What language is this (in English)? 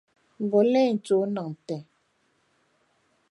Dagbani